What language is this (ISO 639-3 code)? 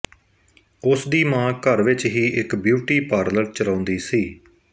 pan